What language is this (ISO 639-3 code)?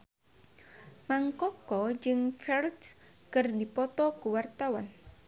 sun